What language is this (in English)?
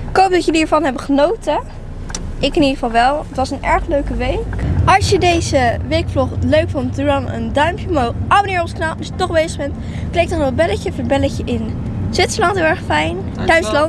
Dutch